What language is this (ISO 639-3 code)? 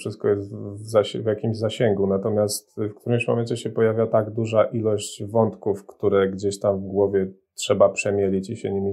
pol